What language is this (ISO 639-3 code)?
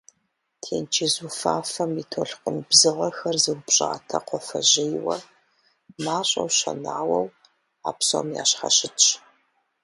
kbd